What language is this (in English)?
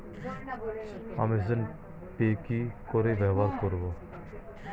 Bangla